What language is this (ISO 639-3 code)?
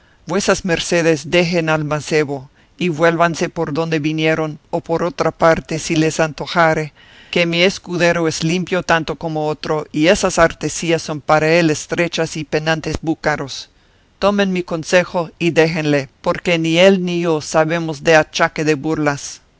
spa